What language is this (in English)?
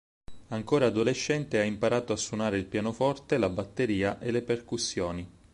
Italian